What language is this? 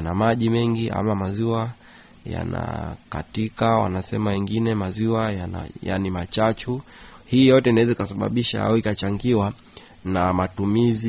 Swahili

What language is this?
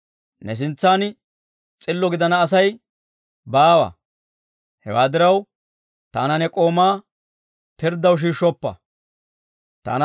Dawro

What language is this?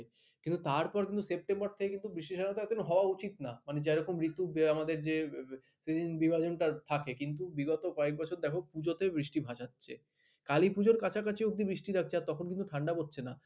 Bangla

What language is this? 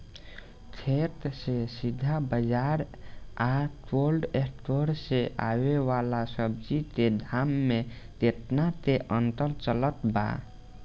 Bhojpuri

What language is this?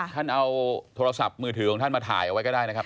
Thai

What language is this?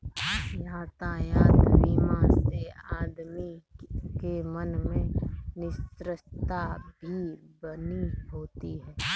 Hindi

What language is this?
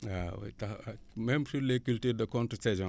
Wolof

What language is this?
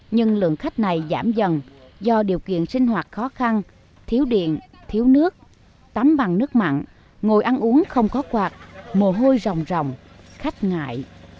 Vietnamese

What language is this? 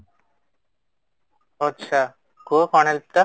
Odia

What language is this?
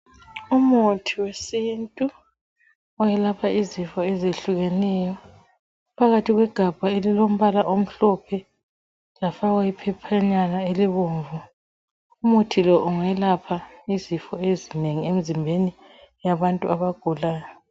North Ndebele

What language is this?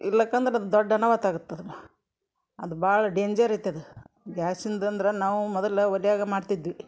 Kannada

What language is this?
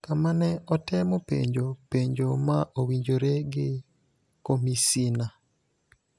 Luo (Kenya and Tanzania)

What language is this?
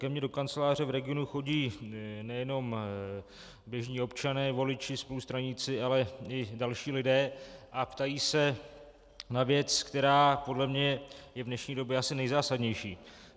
Czech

